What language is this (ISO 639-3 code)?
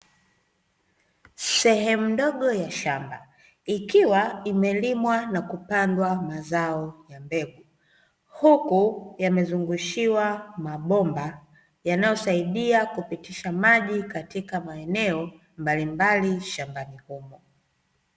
swa